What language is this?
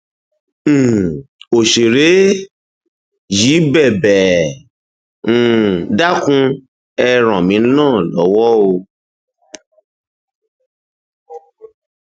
Yoruba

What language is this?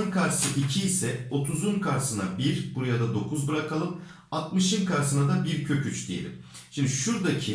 Turkish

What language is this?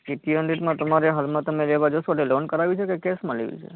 Gujarati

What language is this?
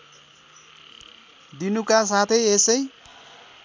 Nepali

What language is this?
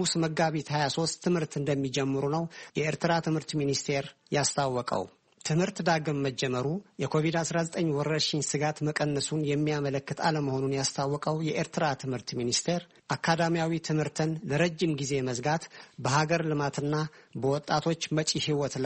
Amharic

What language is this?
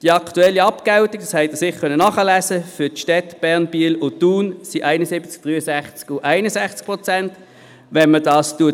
Swiss German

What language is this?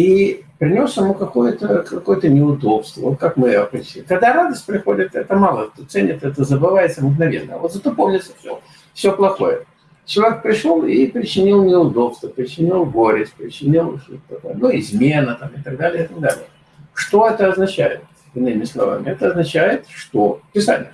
Russian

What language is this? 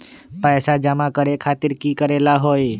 Magahi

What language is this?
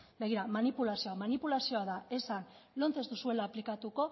Basque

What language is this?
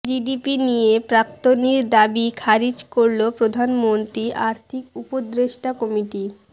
Bangla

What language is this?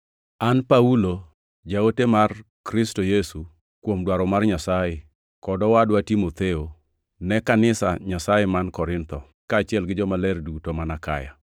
Luo (Kenya and Tanzania)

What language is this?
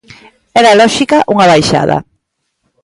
Galician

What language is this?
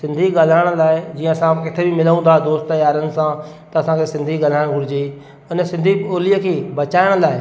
Sindhi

